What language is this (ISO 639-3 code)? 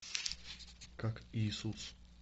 rus